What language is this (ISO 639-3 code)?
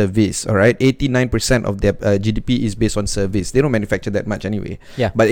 msa